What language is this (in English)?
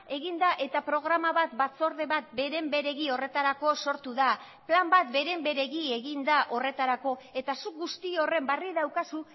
Basque